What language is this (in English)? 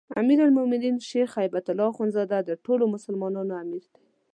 Pashto